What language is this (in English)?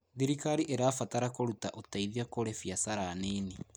Kikuyu